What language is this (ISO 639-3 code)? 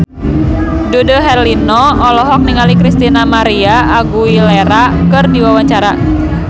sun